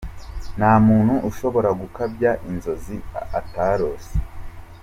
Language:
Kinyarwanda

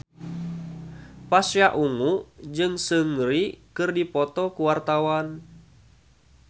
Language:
Sundanese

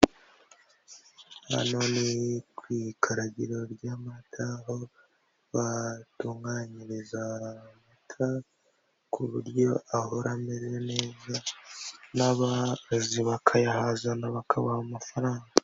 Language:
Kinyarwanda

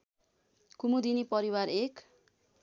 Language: Nepali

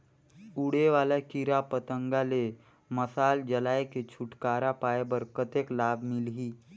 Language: Chhattisgarhi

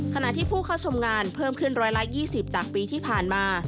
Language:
Thai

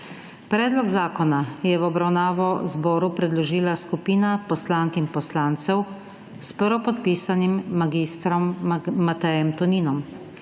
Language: Slovenian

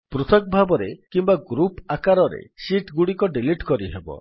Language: Odia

